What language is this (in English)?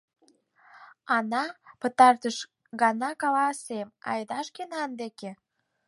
Mari